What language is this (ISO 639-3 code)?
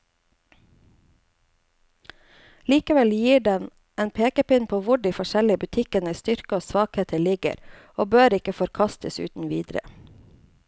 nor